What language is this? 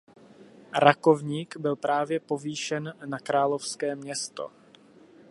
Czech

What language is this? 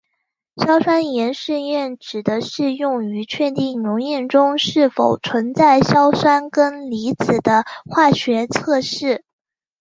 Chinese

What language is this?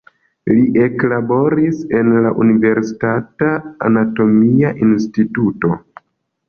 Esperanto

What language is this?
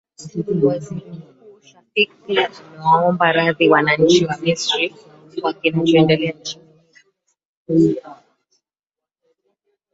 Swahili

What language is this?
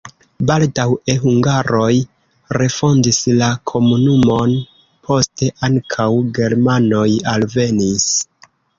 Esperanto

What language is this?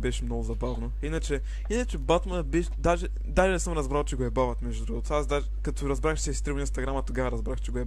Bulgarian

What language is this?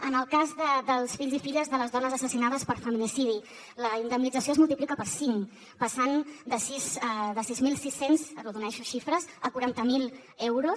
Catalan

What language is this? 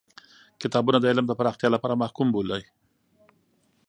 Pashto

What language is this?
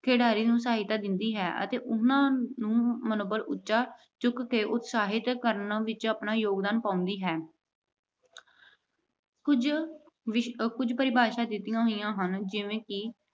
Punjabi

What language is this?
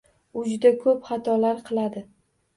Uzbek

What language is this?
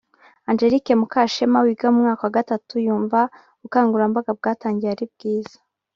Kinyarwanda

